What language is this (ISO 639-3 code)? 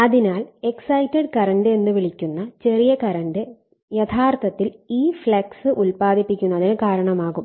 mal